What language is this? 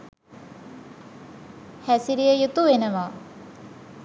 Sinhala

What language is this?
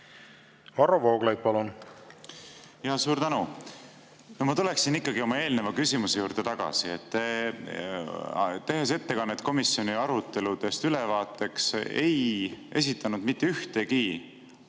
Estonian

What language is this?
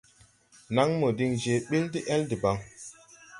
Tupuri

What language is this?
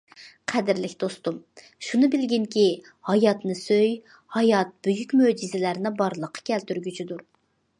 Uyghur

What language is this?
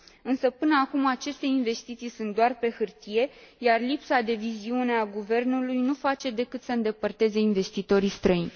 Romanian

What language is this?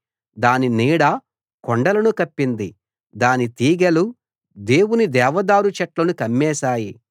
Telugu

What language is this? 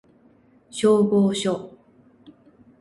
Japanese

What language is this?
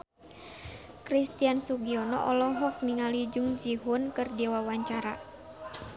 Sundanese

